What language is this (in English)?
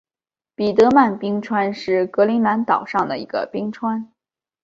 Chinese